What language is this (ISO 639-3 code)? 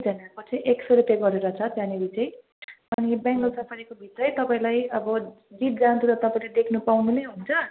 nep